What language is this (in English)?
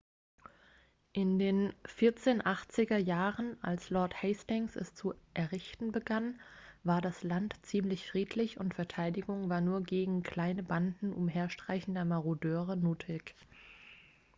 German